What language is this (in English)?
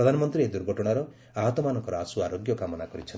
Odia